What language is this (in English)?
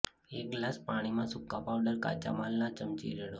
Gujarati